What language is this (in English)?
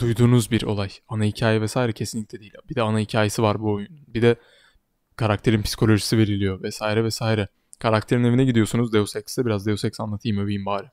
Turkish